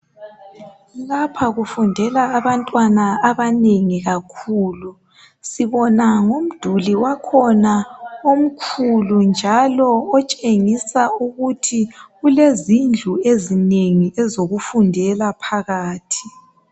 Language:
North Ndebele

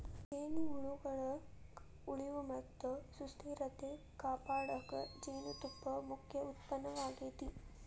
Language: Kannada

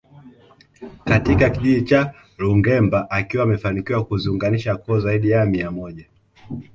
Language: Swahili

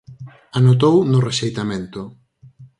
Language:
Galician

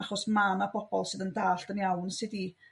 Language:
Welsh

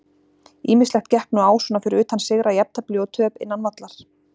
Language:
Icelandic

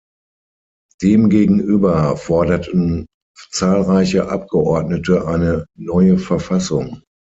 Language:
German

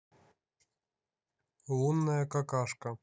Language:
Russian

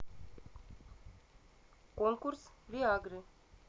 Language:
Russian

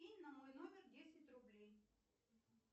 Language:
Russian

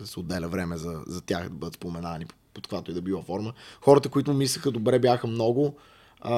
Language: Bulgarian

